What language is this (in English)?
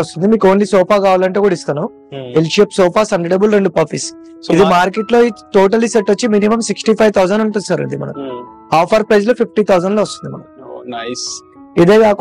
Telugu